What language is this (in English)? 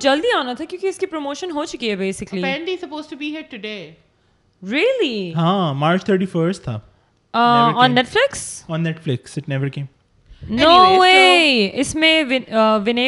Urdu